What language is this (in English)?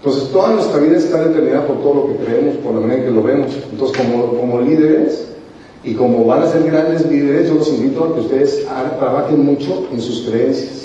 Spanish